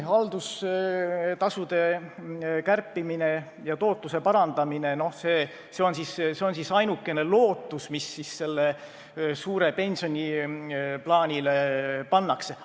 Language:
Estonian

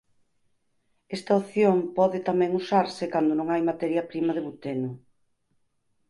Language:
Galician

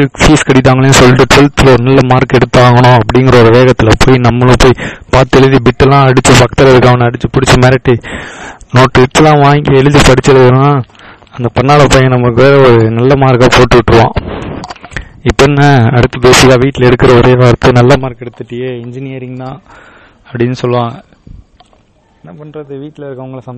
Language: Tamil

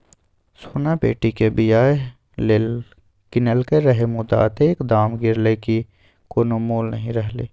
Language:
Maithili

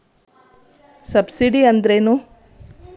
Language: Kannada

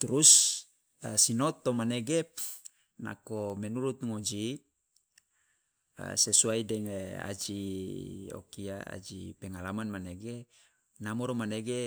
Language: Loloda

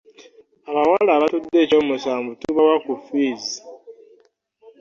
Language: Ganda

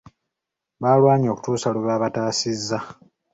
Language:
Ganda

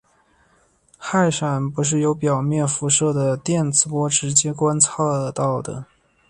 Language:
Chinese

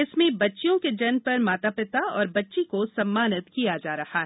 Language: Hindi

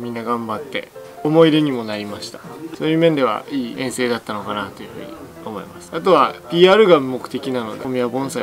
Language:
Japanese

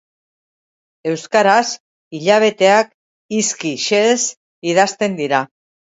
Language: Basque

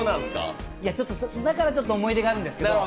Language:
Japanese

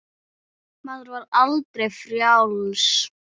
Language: Icelandic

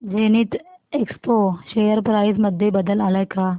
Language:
Marathi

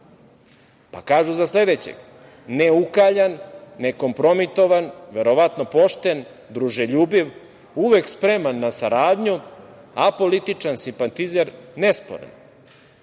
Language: Serbian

